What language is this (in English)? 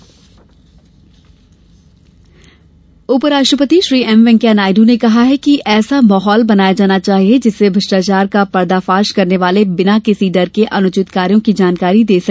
Hindi